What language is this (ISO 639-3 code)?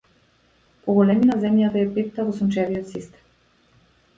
mkd